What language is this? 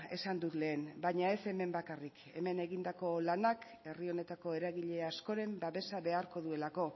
Basque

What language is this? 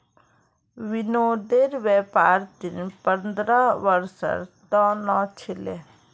Magahi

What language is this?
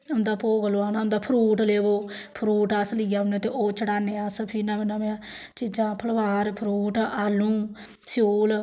Dogri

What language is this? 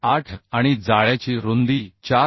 Marathi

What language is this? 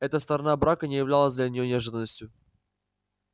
Russian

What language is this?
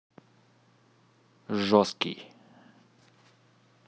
Russian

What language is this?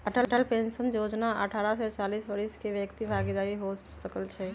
Magahi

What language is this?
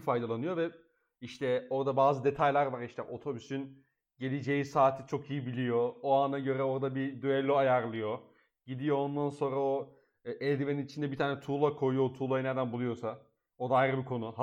Turkish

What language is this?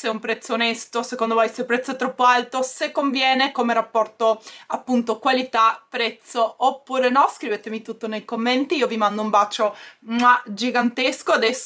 Italian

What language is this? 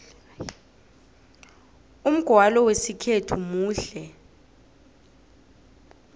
South Ndebele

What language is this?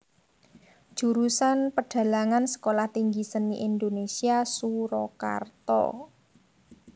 Javanese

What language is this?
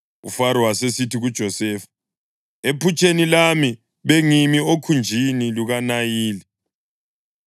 North Ndebele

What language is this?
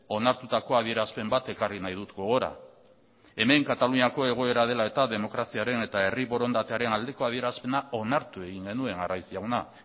Basque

